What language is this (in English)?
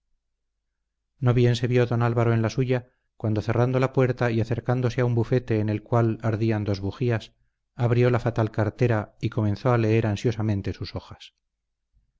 Spanish